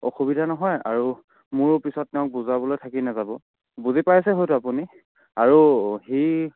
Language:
Assamese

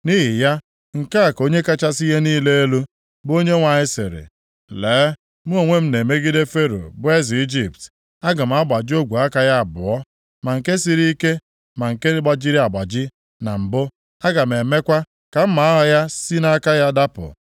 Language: Igbo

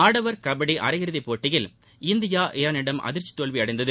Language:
Tamil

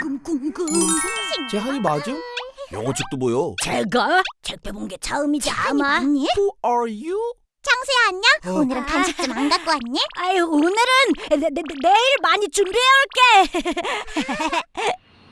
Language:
Korean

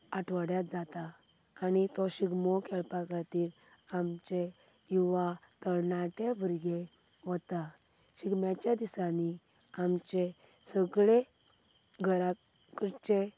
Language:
Konkani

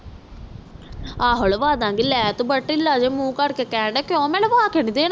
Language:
Punjabi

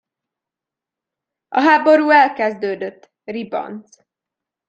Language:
Hungarian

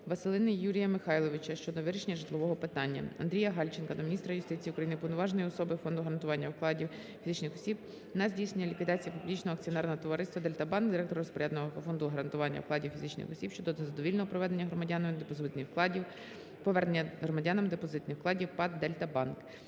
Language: Ukrainian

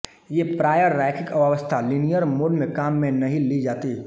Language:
Hindi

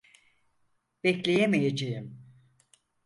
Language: Turkish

